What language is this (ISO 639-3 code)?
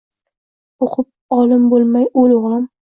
uzb